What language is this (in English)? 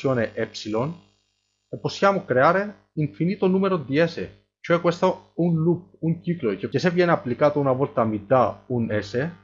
Italian